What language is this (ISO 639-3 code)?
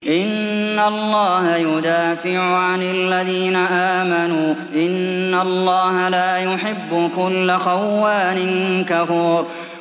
ara